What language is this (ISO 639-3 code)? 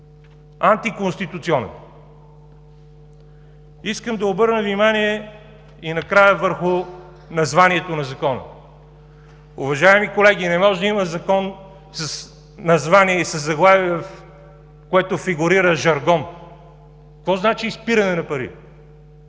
bul